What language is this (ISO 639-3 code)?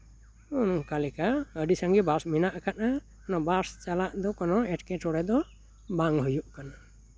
sat